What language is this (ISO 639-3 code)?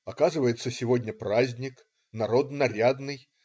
rus